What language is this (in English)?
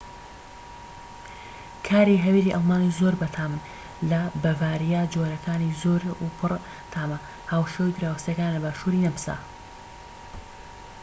Central Kurdish